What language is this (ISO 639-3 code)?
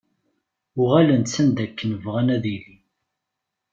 kab